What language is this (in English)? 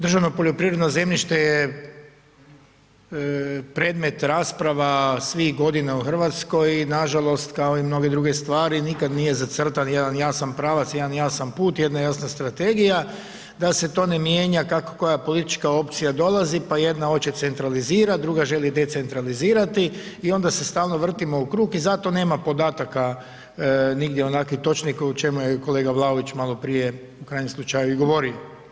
Croatian